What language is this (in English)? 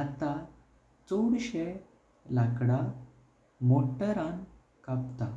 Konkani